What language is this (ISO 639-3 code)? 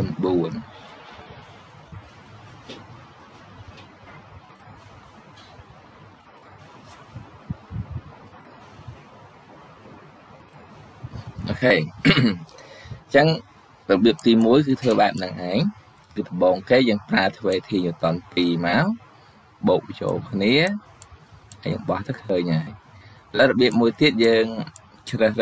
vie